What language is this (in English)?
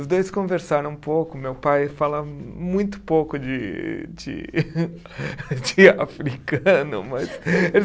Portuguese